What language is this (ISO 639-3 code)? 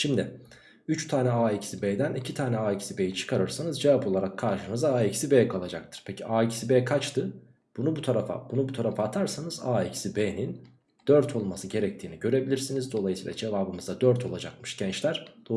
tur